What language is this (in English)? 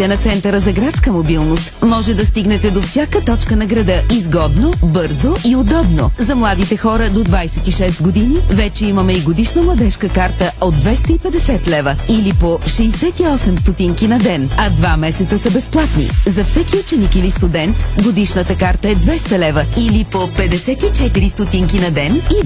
Bulgarian